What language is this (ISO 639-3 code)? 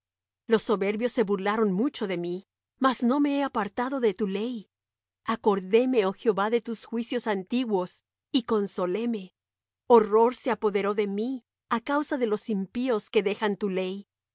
spa